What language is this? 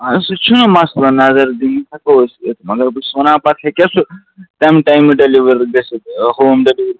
Kashmiri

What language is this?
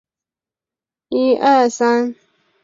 Chinese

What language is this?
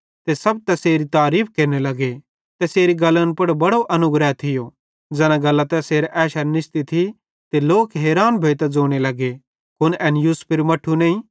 Bhadrawahi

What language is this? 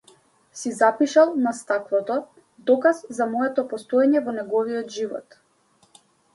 Macedonian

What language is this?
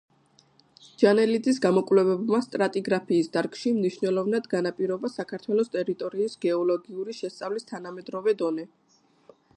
Georgian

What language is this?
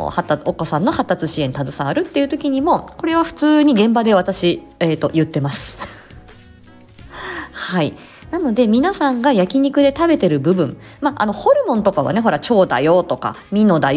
Japanese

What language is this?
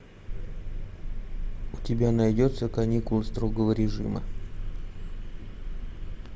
Russian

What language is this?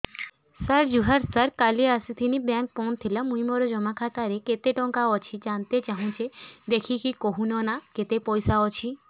Odia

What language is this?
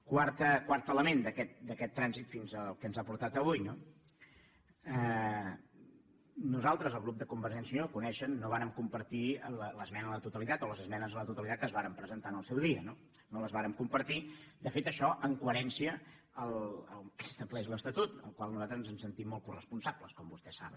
Catalan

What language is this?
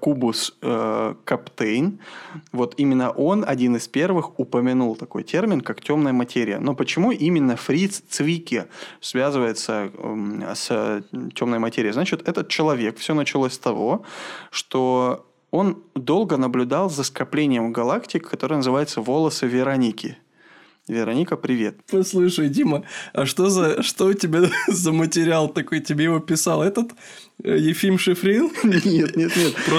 Russian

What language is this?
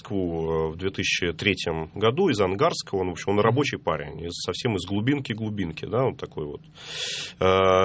Russian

